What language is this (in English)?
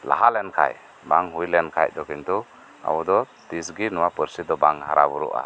Santali